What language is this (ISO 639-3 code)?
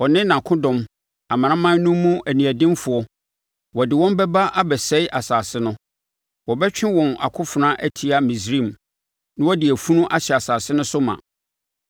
aka